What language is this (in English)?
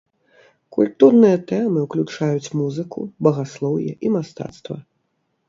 Belarusian